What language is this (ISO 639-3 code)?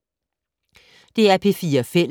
dan